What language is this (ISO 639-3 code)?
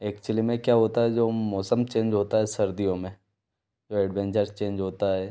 hin